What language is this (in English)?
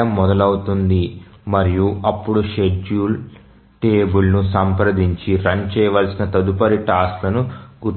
Telugu